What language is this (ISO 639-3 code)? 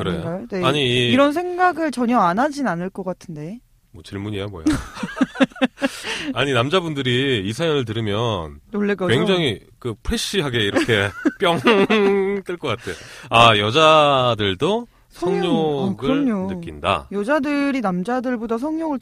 kor